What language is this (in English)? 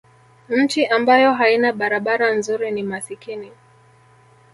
Swahili